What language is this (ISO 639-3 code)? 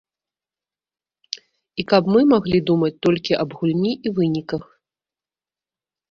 bel